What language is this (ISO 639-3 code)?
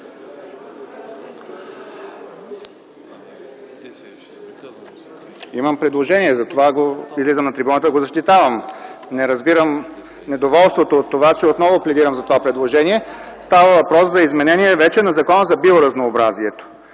bul